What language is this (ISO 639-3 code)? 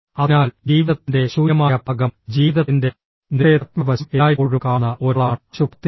mal